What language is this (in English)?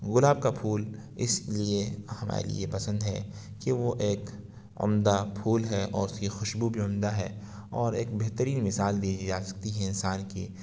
Urdu